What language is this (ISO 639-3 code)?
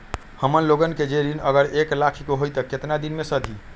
mag